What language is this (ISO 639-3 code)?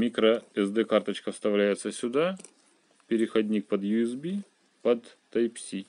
rus